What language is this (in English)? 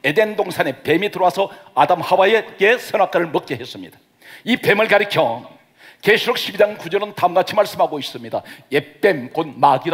Korean